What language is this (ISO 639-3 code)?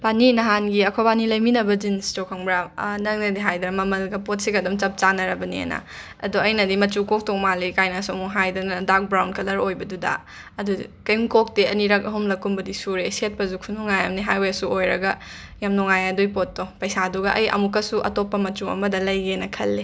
mni